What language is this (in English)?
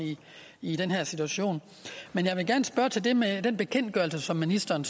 Danish